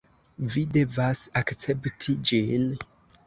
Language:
Esperanto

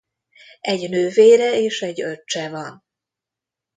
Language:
Hungarian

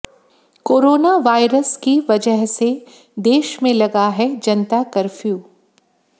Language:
Hindi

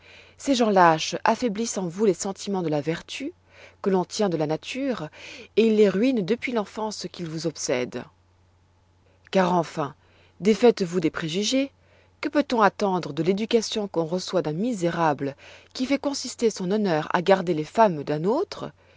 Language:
French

